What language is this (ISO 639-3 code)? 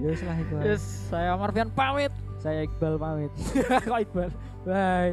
ind